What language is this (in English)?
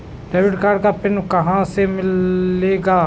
Hindi